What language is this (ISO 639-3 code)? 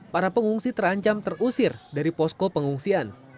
ind